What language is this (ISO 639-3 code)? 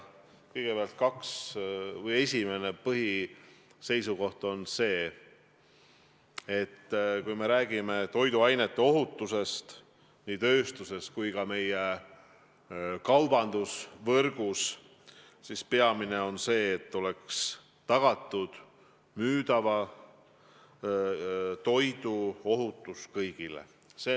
est